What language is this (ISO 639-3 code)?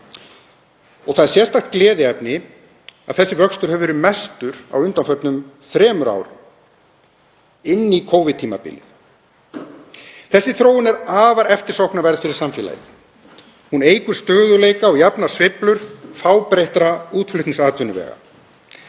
isl